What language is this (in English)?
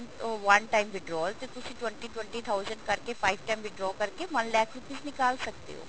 Punjabi